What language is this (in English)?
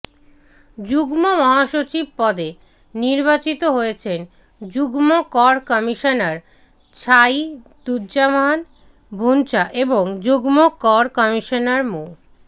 Bangla